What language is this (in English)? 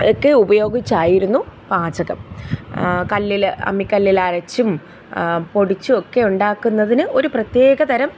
Malayalam